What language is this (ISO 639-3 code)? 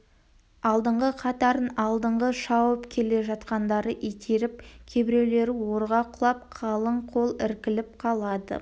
kaz